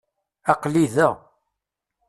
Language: Kabyle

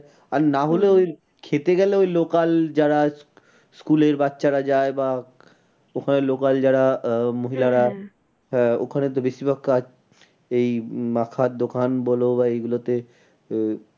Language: Bangla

